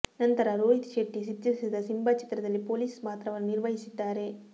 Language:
Kannada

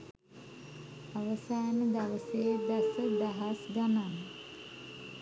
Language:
Sinhala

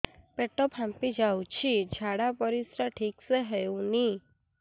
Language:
Odia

